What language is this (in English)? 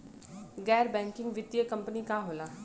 Bhojpuri